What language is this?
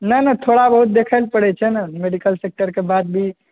Maithili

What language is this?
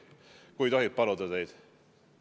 Estonian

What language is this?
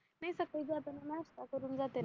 Marathi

